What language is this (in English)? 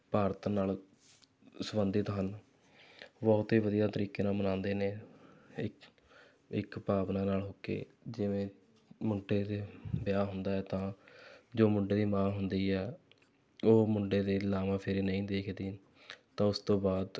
Punjabi